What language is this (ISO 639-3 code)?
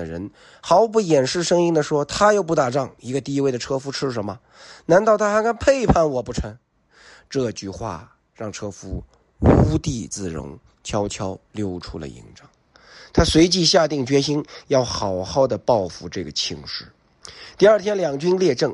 zho